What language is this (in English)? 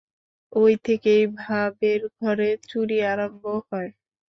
Bangla